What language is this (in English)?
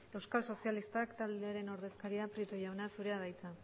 Basque